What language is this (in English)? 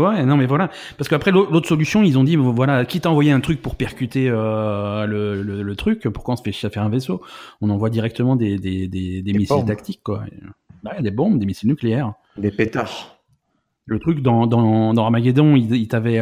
French